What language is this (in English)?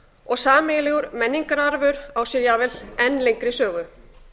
Icelandic